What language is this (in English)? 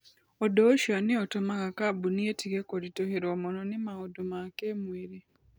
Kikuyu